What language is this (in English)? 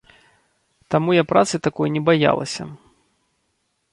Belarusian